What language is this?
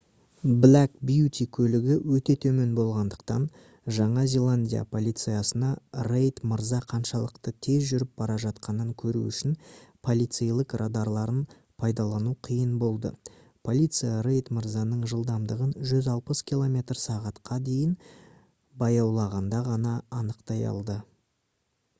Kazakh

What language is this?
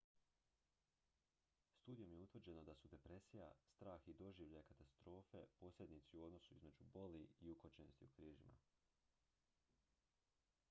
Croatian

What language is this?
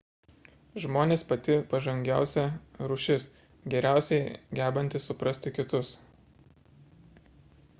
Lithuanian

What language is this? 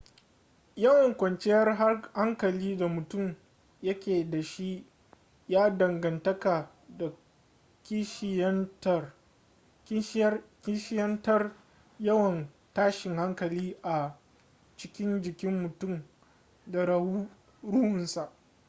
Hausa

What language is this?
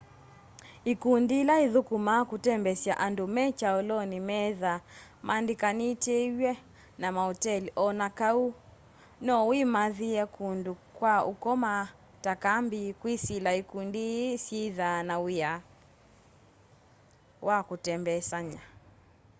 Kamba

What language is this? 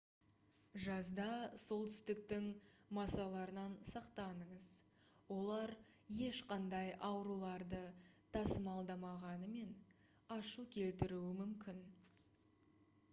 Kazakh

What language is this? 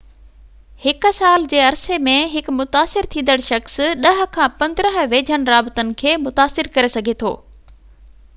Sindhi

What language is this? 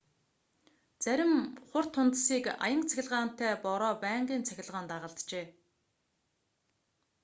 Mongolian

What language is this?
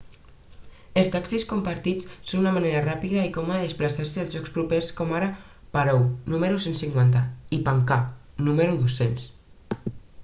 Catalan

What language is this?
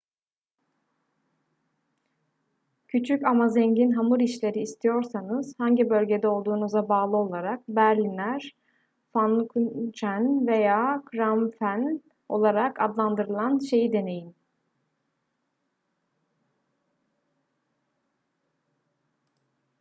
Turkish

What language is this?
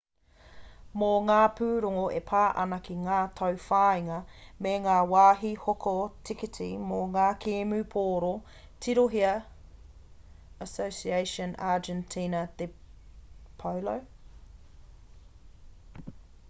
Māori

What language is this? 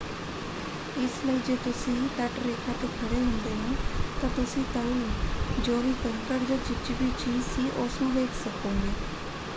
Punjabi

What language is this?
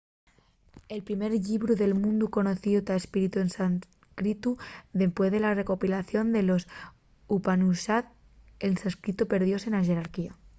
Asturian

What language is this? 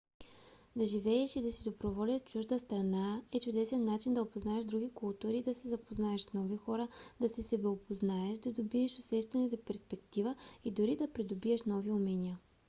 Bulgarian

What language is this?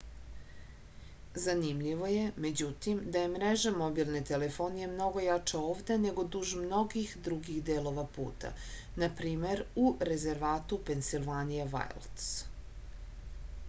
Serbian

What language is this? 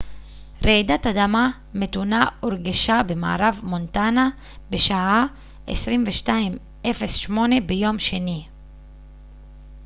Hebrew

